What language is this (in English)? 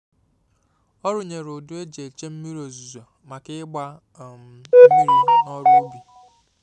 Igbo